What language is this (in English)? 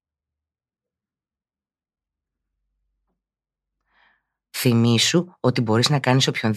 Greek